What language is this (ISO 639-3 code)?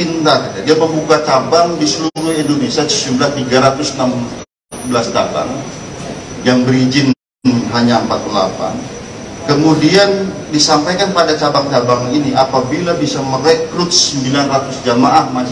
ind